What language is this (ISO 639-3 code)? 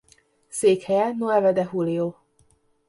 hun